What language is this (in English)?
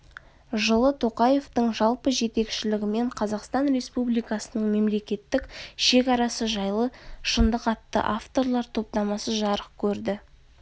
Kazakh